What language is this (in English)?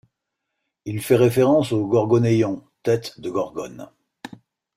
French